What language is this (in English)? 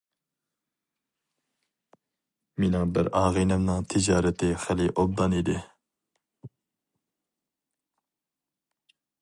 Uyghur